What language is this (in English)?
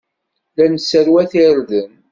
Kabyle